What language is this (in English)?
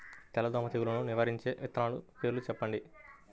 Telugu